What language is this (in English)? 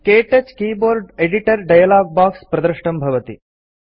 Sanskrit